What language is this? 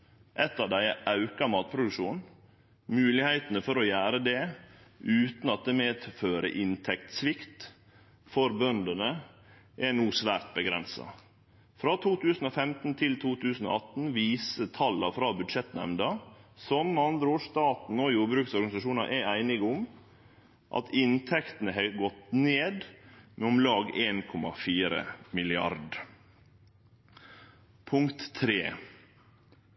Norwegian Nynorsk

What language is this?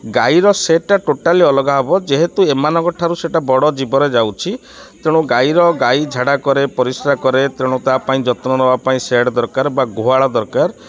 Odia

